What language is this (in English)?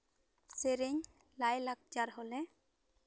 Santali